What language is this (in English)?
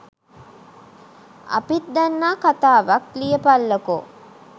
Sinhala